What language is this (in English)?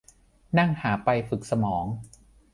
Thai